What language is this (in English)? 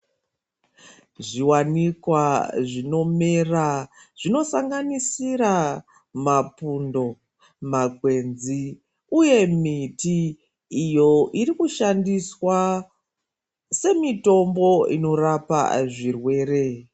Ndau